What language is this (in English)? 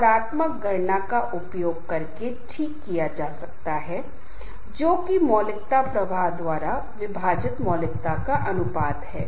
Hindi